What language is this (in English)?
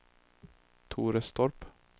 Swedish